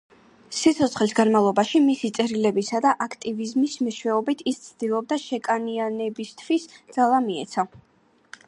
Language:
Georgian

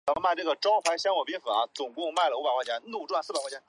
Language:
Chinese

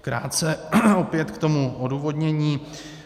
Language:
Czech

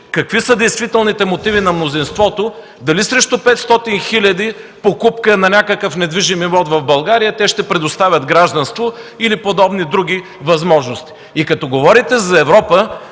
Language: Bulgarian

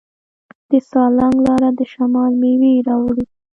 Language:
Pashto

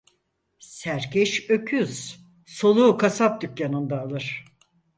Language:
Turkish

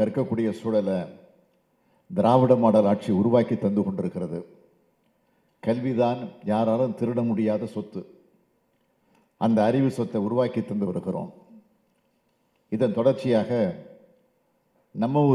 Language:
Romanian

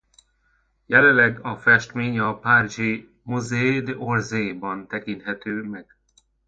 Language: Hungarian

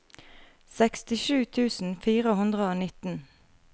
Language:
Norwegian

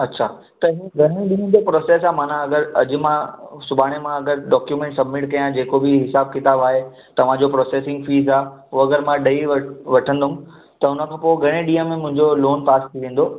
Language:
Sindhi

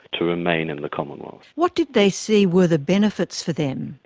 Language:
English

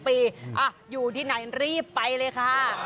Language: Thai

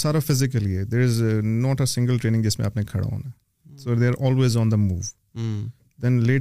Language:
Urdu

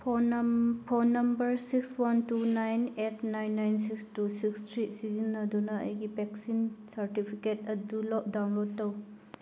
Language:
Manipuri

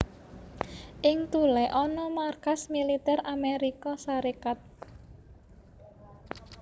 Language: Javanese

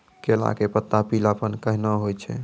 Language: Maithili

